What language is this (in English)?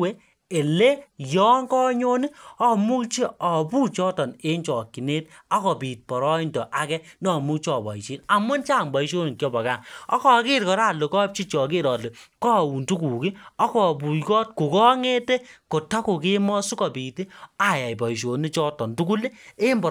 Kalenjin